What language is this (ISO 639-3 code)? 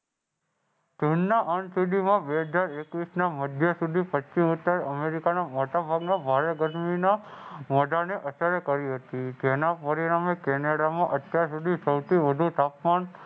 guj